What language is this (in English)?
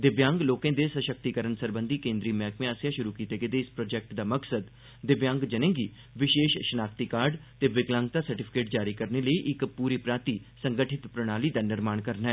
Dogri